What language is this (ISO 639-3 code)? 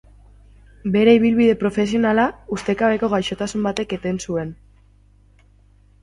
eus